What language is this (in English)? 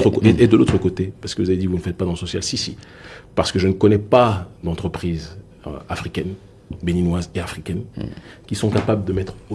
French